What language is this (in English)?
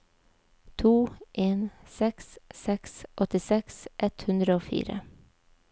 Norwegian